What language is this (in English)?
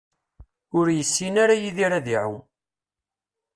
Kabyle